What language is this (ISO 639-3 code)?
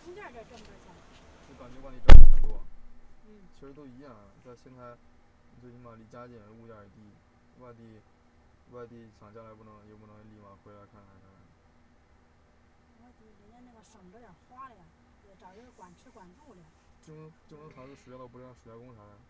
zho